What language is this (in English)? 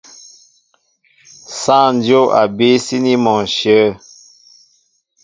Mbo (Cameroon)